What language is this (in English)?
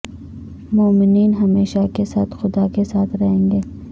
Urdu